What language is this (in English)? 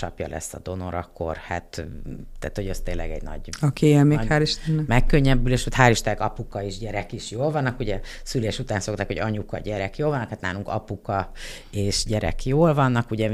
Hungarian